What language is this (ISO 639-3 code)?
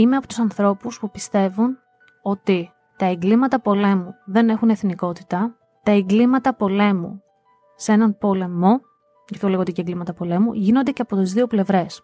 ell